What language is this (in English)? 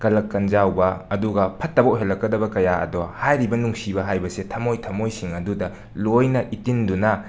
Manipuri